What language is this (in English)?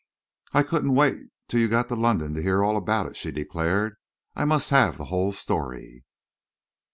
English